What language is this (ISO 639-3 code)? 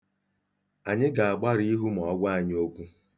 ibo